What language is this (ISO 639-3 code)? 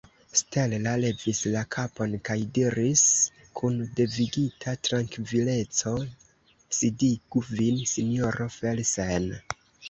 epo